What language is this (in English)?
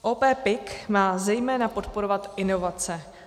Czech